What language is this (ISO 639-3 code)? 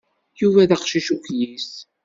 kab